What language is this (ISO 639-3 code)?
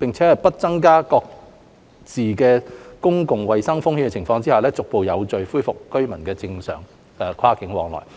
yue